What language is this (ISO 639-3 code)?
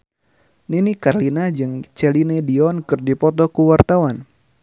sun